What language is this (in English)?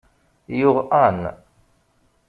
Kabyle